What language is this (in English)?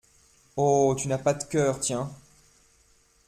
French